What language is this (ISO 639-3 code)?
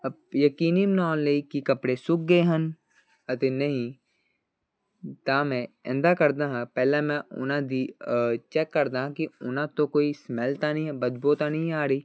pan